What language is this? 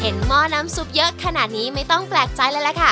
Thai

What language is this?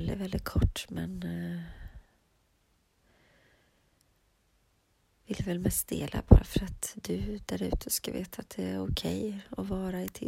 Swedish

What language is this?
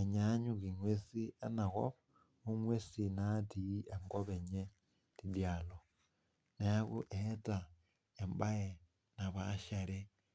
Masai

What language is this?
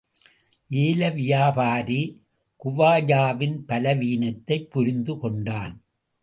Tamil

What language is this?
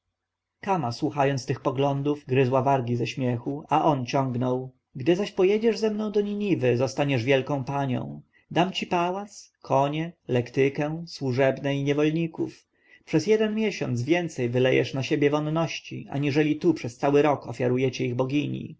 Polish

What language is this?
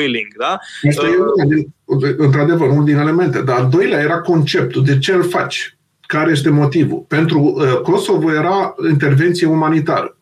Romanian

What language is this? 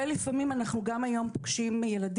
Hebrew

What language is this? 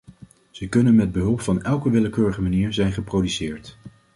Dutch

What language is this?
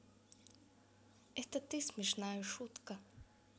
Russian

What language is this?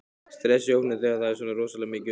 Icelandic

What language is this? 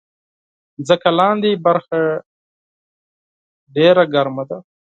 Pashto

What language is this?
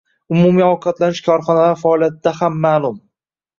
Uzbek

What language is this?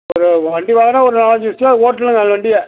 Tamil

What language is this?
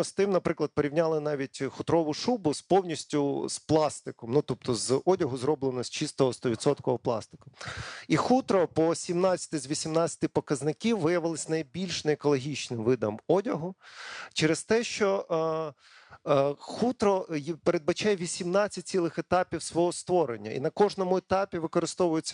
Ukrainian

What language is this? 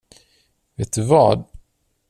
Swedish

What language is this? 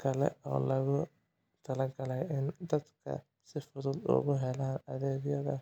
Somali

